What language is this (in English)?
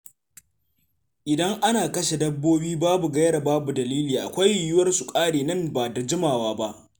Hausa